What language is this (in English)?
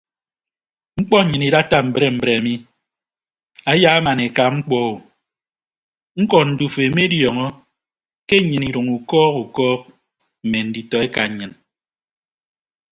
Ibibio